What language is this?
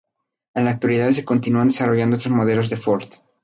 Spanish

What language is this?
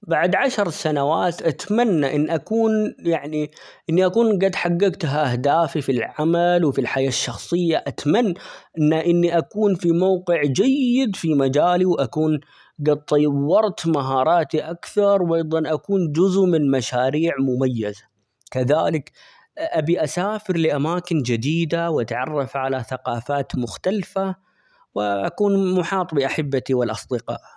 Omani Arabic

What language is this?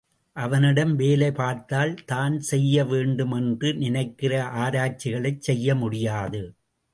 Tamil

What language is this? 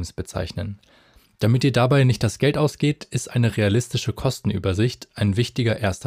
German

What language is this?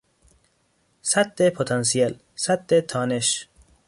Persian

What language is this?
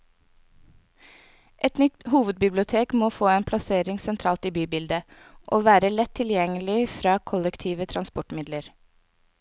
Norwegian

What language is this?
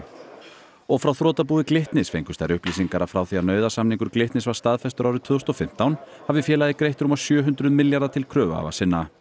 Icelandic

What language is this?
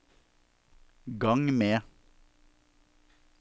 Norwegian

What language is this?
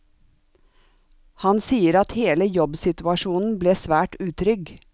Norwegian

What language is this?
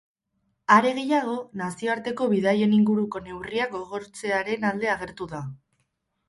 Basque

